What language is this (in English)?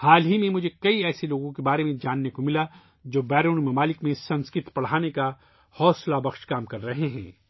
Urdu